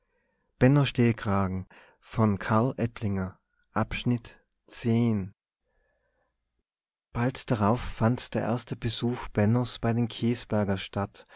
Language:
German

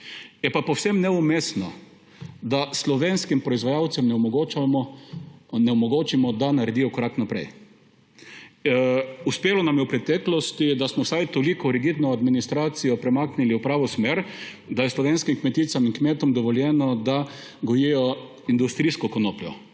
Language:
Slovenian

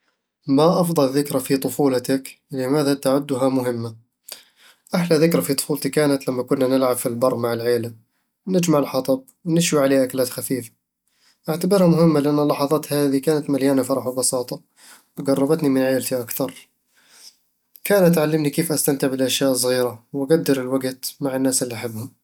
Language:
Eastern Egyptian Bedawi Arabic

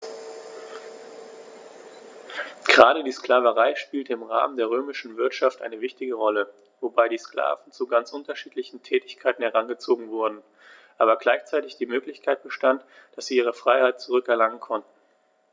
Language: German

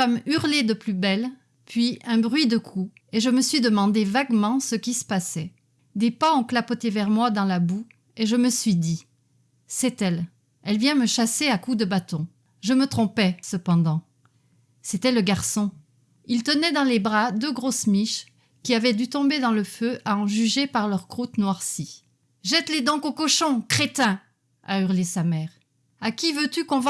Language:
French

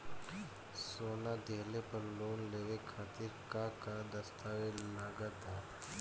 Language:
Bhojpuri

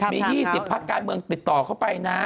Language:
Thai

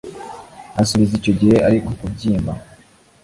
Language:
Kinyarwanda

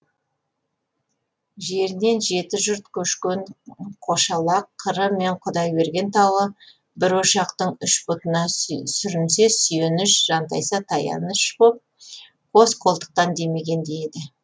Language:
Kazakh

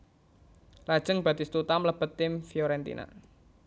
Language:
Javanese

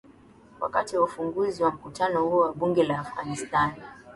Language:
Swahili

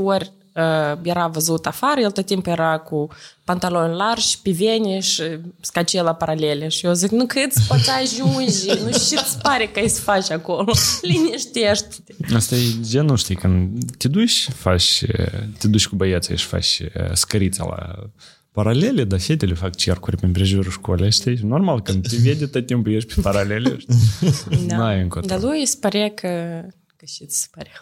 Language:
Romanian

